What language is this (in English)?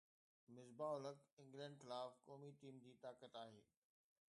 Sindhi